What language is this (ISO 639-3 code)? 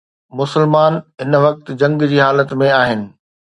snd